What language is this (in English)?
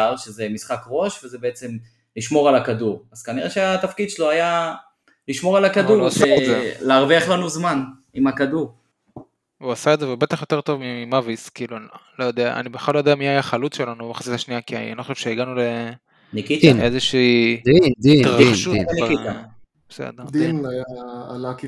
Hebrew